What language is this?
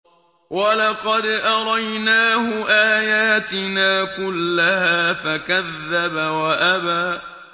Arabic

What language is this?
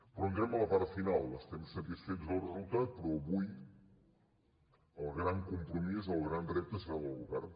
Catalan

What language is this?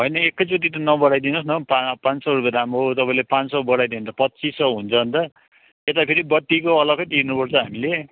Nepali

